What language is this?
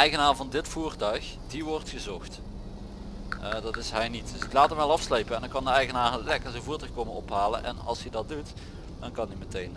Dutch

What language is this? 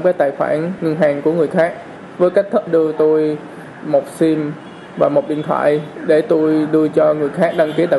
Vietnamese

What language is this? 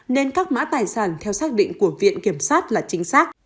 Vietnamese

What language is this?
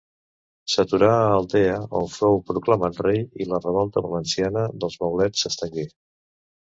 Catalan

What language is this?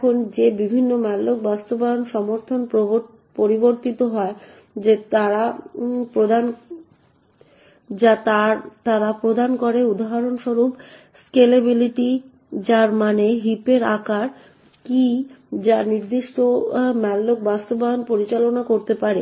Bangla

